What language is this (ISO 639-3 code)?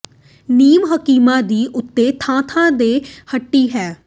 pan